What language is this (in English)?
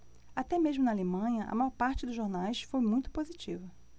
Portuguese